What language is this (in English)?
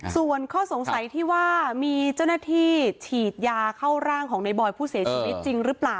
Thai